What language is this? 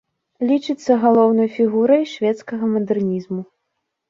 Belarusian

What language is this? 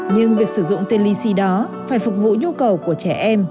Vietnamese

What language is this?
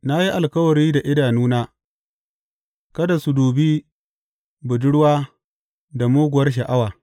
Hausa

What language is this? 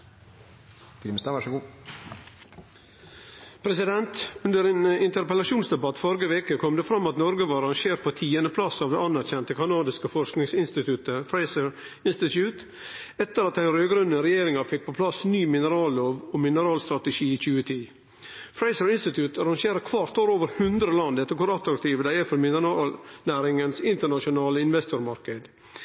Norwegian Nynorsk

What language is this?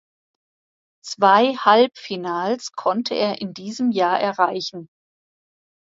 German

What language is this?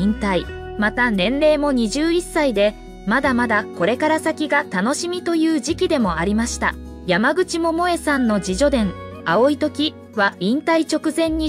Japanese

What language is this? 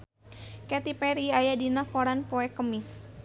Sundanese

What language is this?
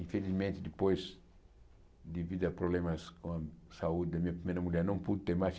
Portuguese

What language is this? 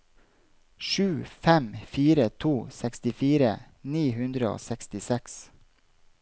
Norwegian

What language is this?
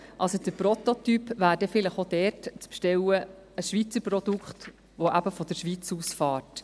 Swiss German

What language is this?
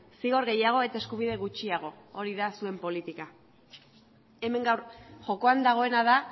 Basque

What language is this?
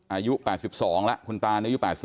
Thai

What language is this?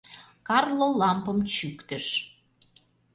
Mari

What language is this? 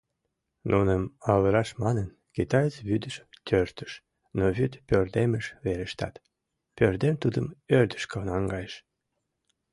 Mari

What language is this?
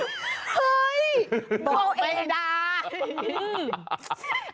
Thai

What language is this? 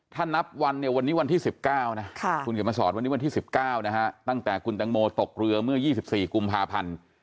Thai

